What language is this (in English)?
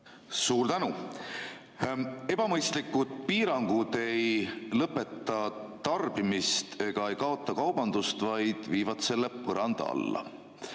Estonian